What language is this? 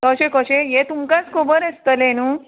Konkani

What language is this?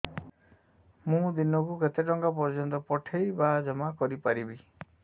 Odia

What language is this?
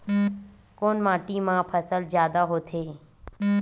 Chhattisgarhi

